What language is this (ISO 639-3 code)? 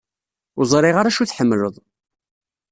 kab